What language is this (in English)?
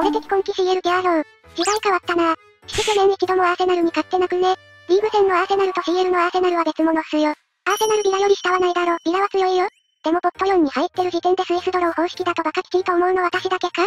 Japanese